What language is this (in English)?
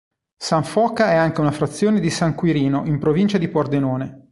Italian